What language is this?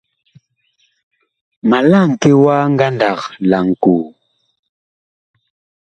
Bakoko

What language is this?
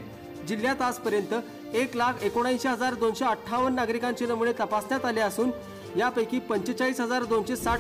Romanian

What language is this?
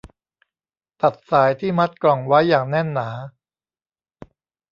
Thai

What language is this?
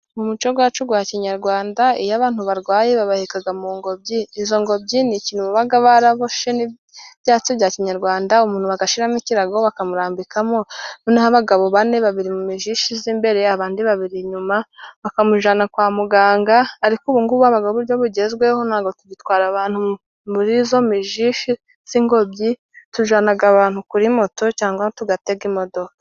Kinyarwanda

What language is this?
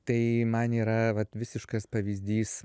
Lithuanian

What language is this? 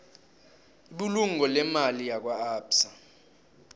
South Ndebele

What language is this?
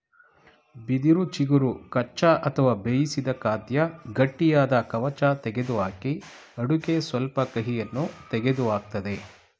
Kannada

